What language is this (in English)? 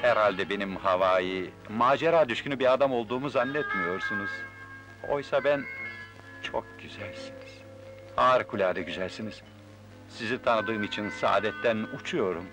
Turkish